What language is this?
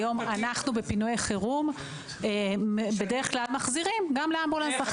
Hebrew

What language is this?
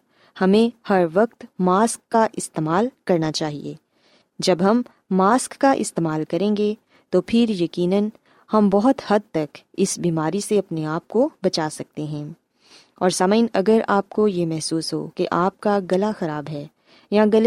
Urdu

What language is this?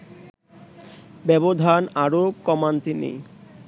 Bangla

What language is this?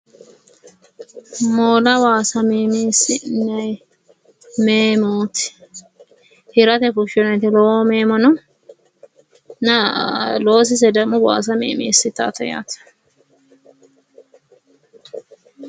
Sidamo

